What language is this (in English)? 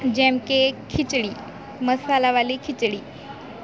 Gujarati